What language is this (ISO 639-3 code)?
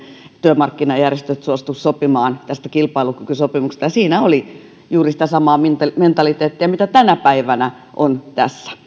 fin